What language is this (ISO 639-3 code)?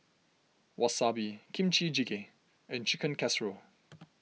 eng